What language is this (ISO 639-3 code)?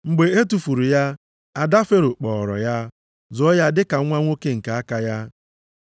ibo